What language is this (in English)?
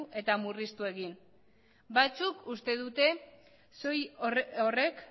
Basque